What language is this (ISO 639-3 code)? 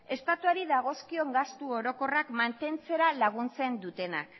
eus